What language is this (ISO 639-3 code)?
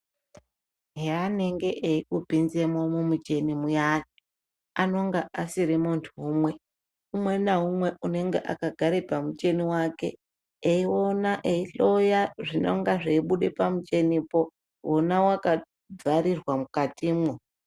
ndc